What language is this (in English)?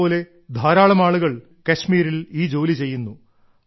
Malayalam